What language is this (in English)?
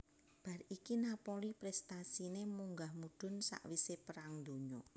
Javanese